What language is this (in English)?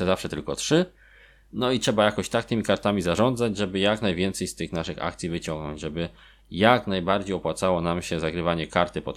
Polish